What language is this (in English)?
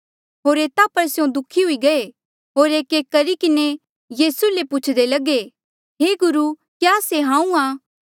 Mandeali